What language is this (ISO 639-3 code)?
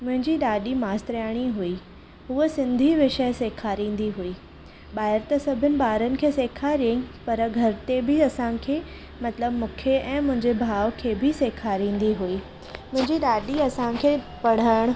snd